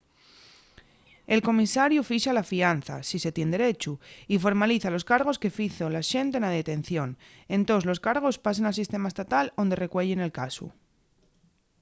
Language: Asturian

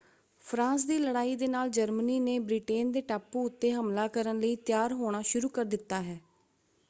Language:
Punjabi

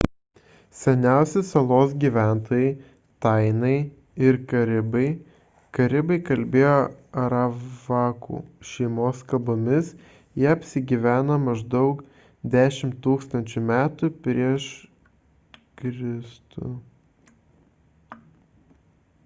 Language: Lithuanian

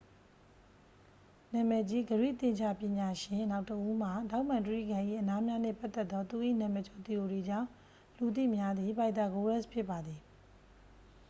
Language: Burmese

